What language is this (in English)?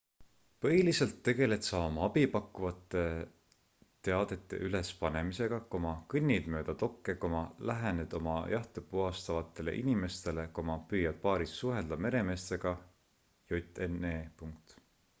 Estonian